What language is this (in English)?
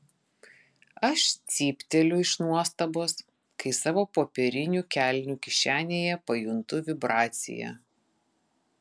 Lithuanian